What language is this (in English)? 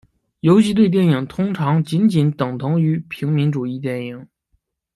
Chinese